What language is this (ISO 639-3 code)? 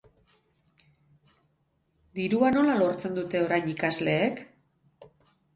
eus